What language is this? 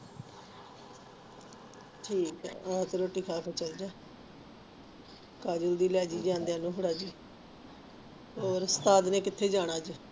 Punjabi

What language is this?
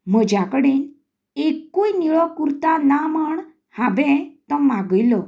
Konkani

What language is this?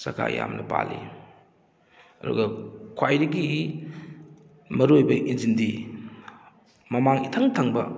Manipuri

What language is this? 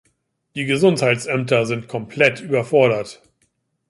German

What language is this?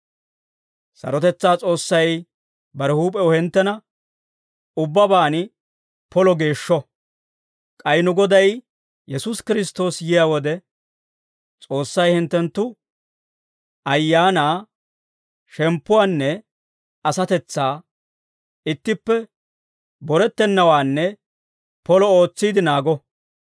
Dawro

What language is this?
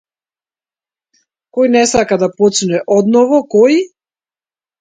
Macedonian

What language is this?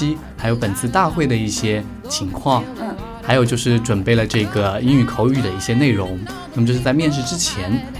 Chinese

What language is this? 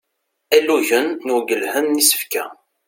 Kabyle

